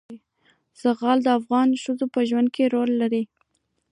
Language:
Pashto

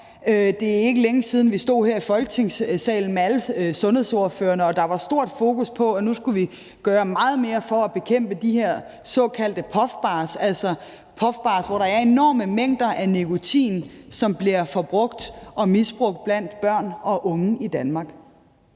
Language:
Danish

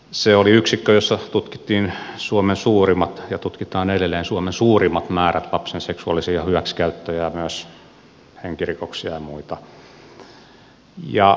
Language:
Finnish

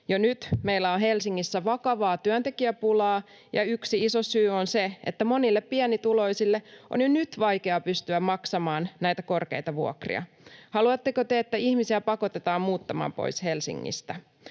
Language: Finnish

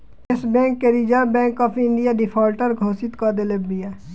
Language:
Bhojpuri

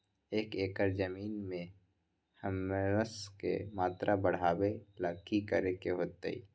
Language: Magahi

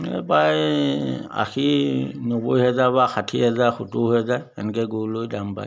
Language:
Assamese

